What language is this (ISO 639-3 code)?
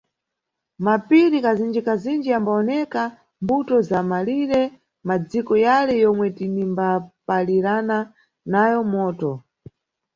nyu